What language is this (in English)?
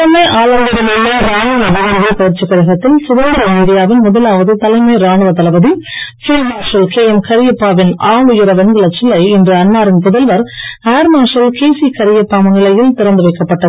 Tamil